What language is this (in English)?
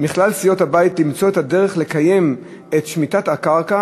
Hebrew